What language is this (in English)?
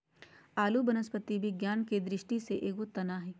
Magahi